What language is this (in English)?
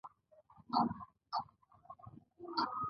Pashto